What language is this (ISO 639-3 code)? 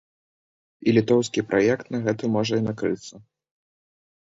bel